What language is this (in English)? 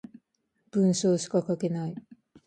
Japanese